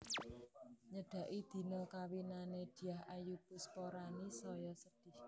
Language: Javanese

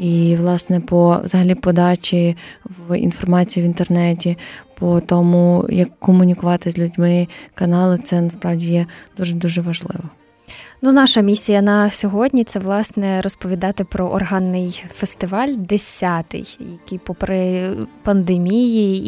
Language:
Ukrainian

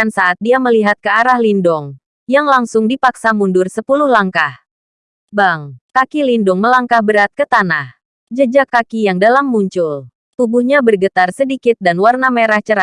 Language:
Indonesian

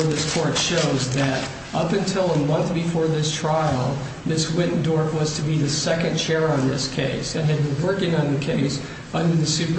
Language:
English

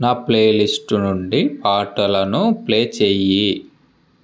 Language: Telugu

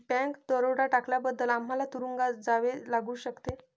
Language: Marathi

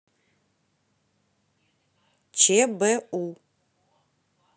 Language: Russian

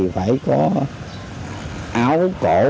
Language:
Vietnamese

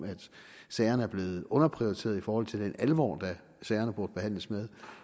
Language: Danish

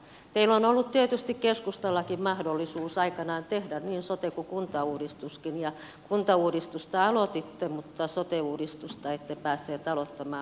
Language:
Finnish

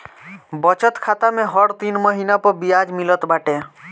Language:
Bhojpuri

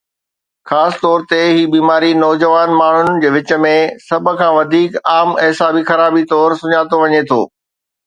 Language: Sindhi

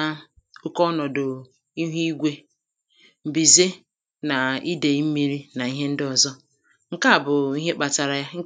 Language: Igbo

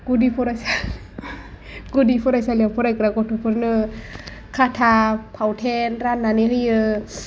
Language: Bodo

